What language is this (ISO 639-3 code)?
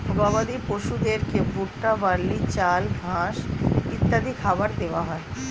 ben